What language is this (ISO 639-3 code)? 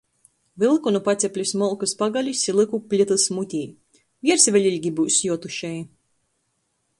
ltg